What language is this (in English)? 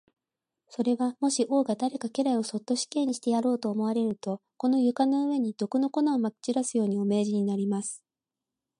Japanese